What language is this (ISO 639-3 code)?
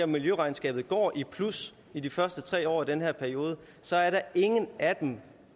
dan